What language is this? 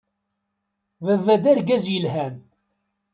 Kabyle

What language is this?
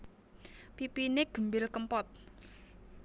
Javanese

